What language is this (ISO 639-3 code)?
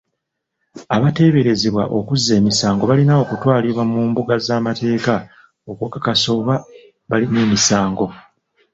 lug